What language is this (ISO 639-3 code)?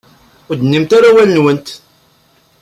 kab